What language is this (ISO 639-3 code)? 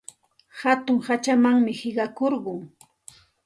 qxt